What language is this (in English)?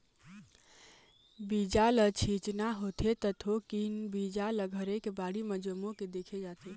Chhattisgarhi